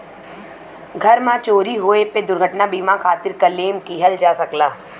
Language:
Bhojpuri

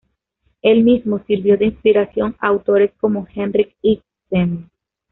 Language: Spanish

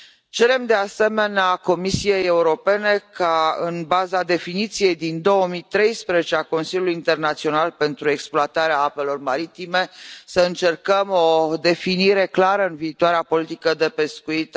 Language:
Romanian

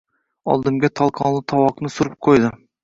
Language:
Uzbek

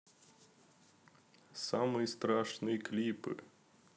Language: Russian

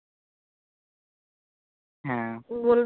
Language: Bangla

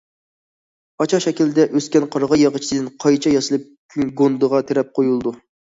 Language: Uyghur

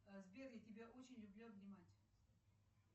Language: Russian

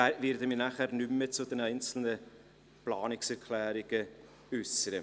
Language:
Swiss German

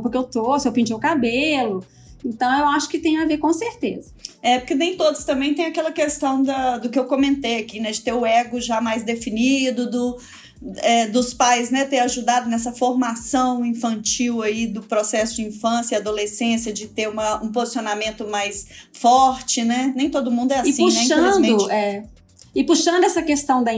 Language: Portuguese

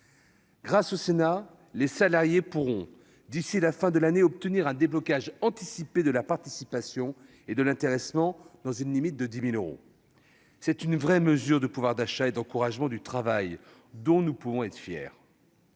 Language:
French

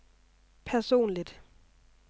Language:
Danish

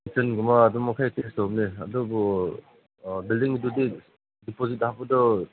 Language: Manipuri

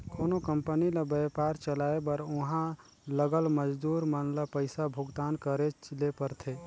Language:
Chhattisgarhi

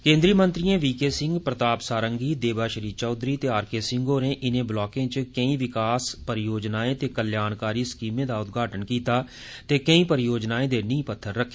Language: Dogri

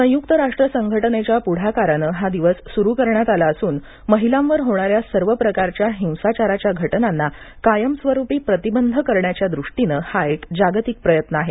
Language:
Marathi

